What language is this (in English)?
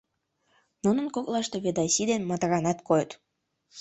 Mari